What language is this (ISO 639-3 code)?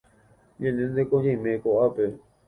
grn